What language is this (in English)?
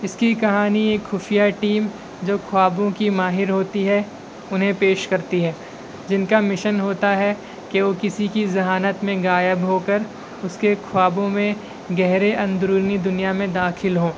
Urdu